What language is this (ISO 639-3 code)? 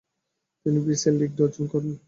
ben